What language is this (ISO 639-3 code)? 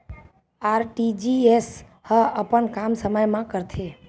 hne